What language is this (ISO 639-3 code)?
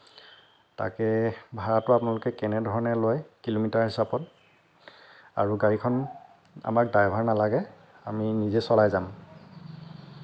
asm